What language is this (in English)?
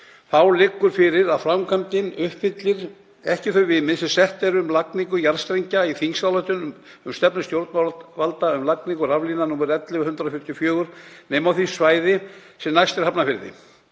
Icelandic